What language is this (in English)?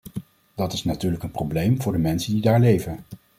Dutch